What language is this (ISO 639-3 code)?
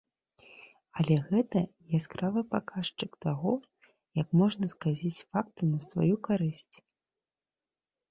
bel